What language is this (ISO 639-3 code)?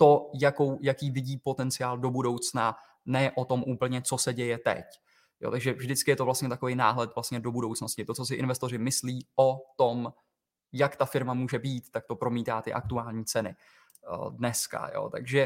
ces